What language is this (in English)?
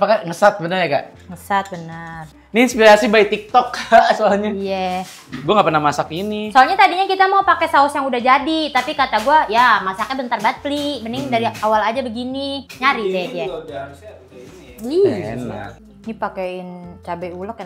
Indonesian